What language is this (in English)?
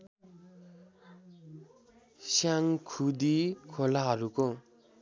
Nepali